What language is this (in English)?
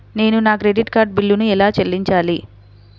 Telugu